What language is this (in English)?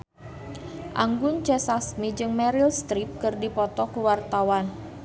Sundanese